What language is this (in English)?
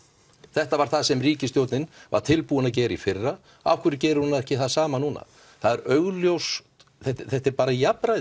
Icelandic